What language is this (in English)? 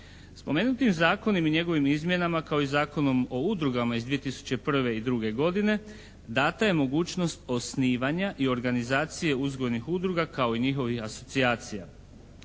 Croatian